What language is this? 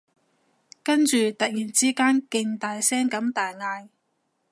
Cantonese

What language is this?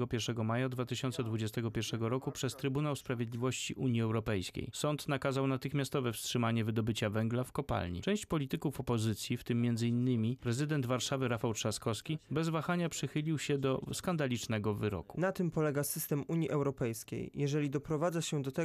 Polish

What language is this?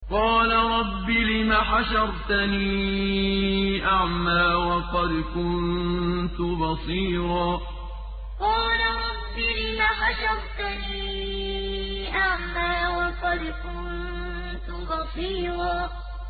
Arabic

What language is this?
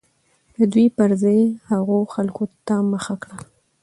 Pashto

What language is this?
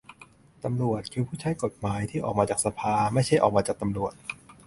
Thai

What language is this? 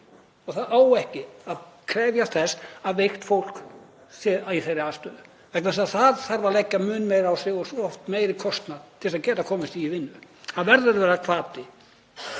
Icelandic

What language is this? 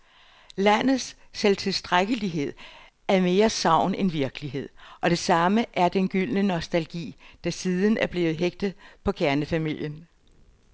Danish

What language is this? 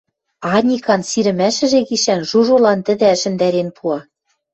Western Mari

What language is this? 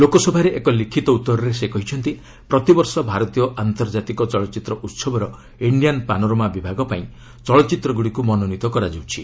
Odia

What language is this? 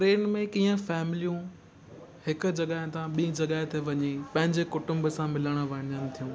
Sindhi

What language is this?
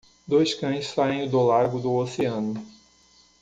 Portuguese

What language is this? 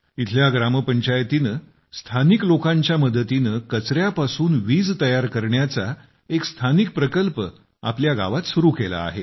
Marathi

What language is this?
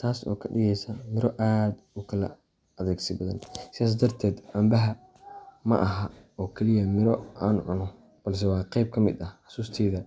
Somali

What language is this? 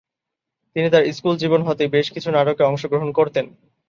Bangla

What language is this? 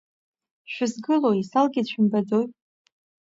Abkhazian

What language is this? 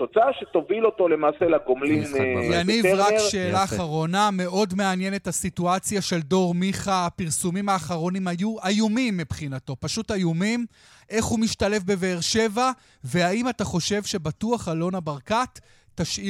Hebrew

